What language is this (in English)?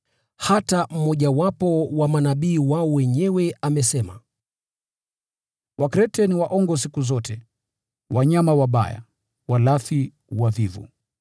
Swahili